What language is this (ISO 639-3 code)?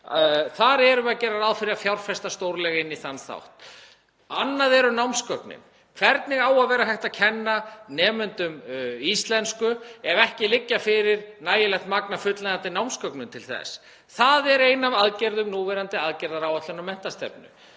isl